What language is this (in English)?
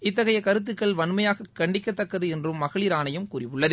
Tamil